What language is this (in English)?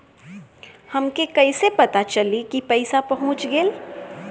Bhojpuri